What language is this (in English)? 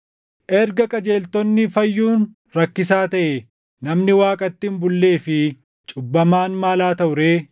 Oromo